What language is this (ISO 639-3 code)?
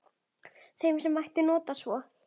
isl